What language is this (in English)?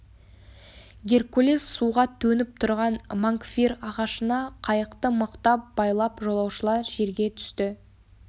Kazakh